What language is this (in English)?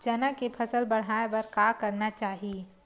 Chhattisgarhi